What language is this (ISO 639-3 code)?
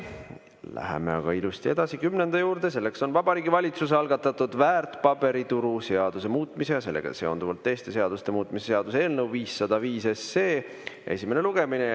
est